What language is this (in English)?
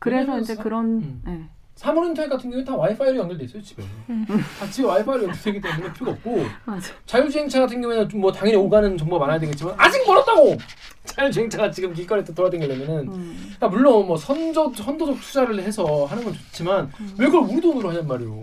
Korean